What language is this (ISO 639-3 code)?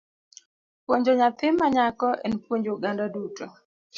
luo